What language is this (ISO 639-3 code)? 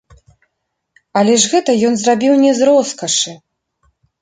bel